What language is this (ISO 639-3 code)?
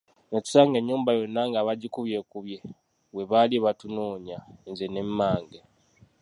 lug